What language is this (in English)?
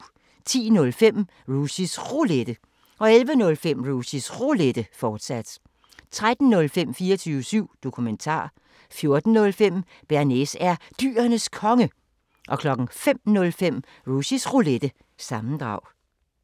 Danish